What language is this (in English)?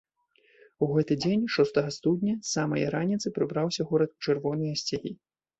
Belarusian